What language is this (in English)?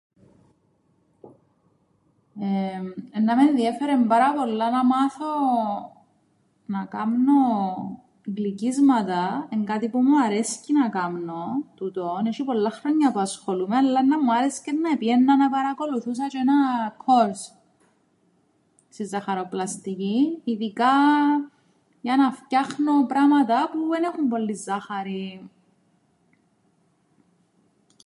Greek